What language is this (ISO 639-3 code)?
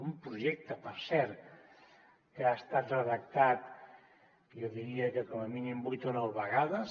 cat